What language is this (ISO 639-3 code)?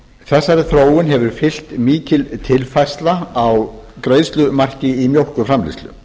isl